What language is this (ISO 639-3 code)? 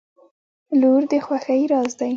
pus